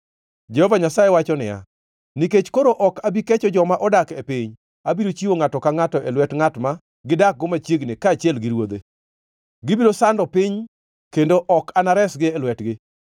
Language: Luo (Kenya and Tanzania)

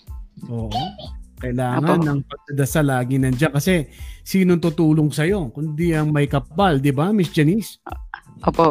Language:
Filipino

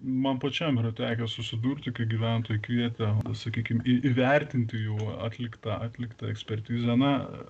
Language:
Lithuanian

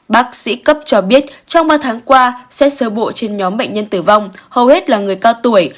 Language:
Vietnamese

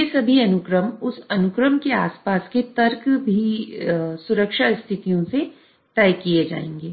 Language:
Hindi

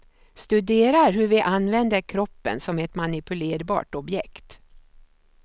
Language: Swedish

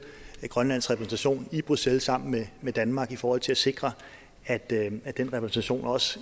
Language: Danish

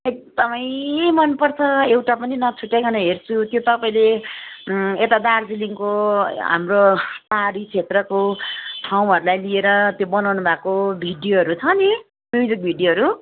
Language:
Nepali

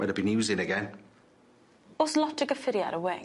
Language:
Welsh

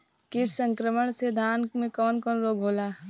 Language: Bhojpuri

